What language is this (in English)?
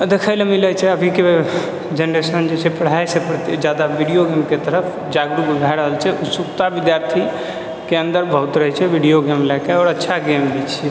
Maithili